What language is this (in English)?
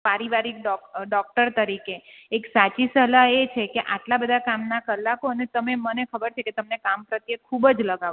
Gujarati